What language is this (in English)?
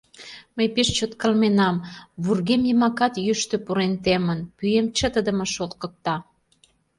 Mari